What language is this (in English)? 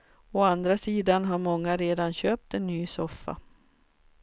Swedish